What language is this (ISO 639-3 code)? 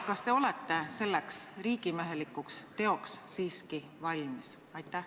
est